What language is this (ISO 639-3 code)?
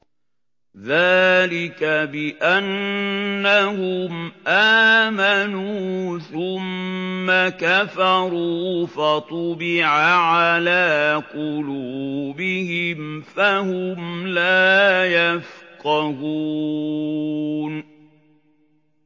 ara